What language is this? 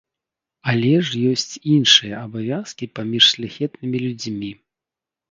Belarusian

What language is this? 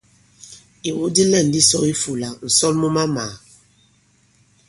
Bankon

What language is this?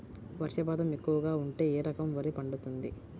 Telugu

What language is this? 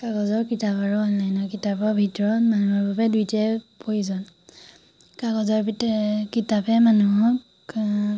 Assamese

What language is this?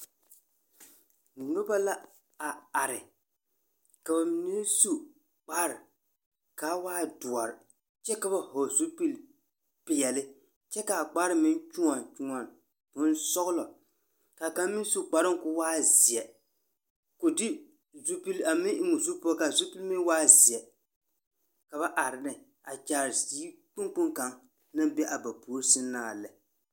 Southern Dagaare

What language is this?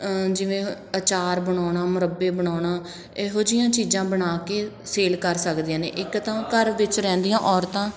Punjabi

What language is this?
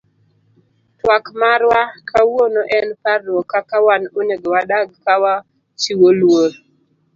Luo (Kenya and Tanzania)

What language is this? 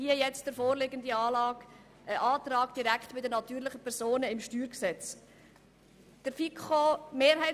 Swiss German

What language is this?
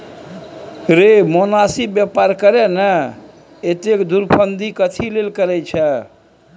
Maithili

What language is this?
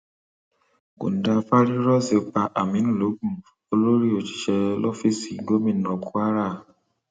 Yoruba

